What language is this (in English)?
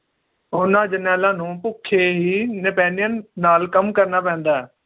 Punjabi